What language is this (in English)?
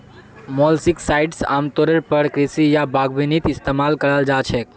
Magahi